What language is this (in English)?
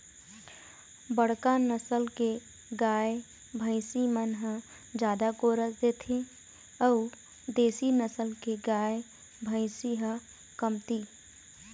Chhattisgarhi